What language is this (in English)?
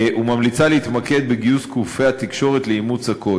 Hebrew